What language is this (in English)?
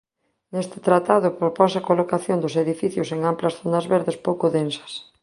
Galician